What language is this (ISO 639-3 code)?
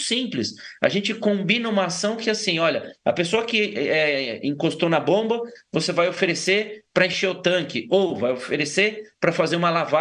por